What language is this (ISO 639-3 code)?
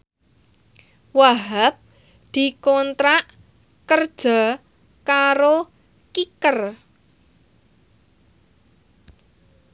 jav